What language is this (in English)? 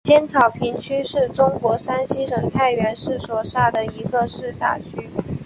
Chinese